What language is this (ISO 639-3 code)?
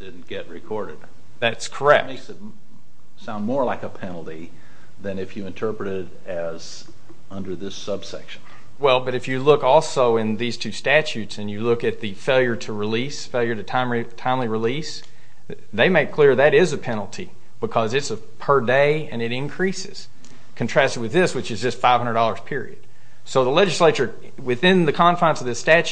eng